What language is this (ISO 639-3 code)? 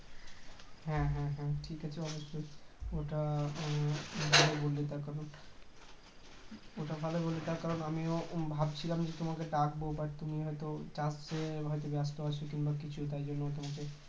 ben